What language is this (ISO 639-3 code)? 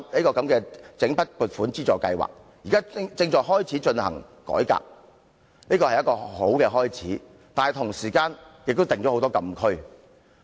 yue